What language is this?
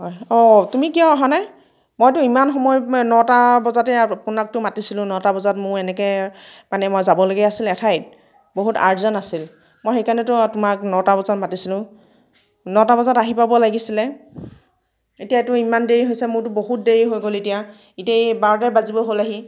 Assamese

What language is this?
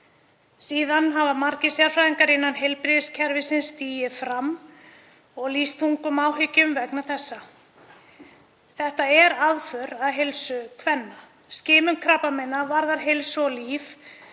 Icelandic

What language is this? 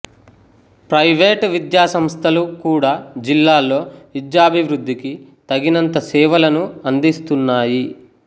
Telugu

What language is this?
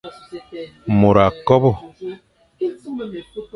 Fang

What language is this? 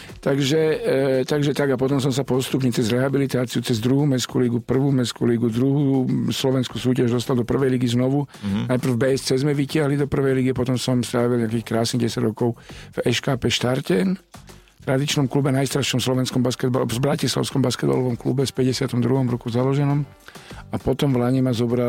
Slovak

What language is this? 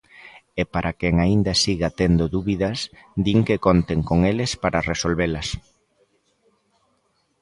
Galician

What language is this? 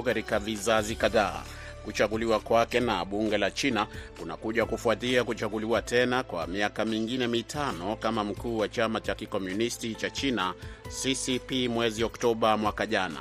Swahili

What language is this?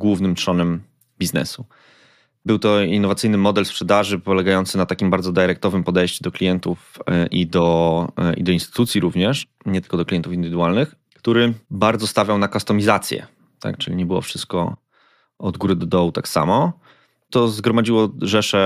Polish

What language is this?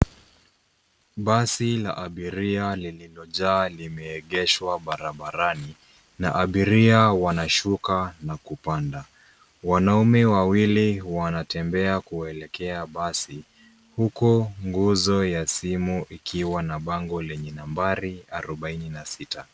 Swahili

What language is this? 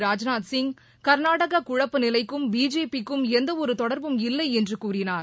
Tamil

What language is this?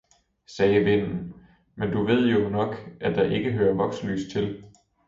Danish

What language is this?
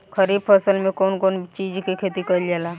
Bhojpuri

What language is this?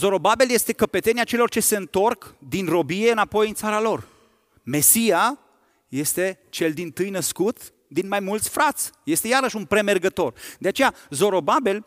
Romanian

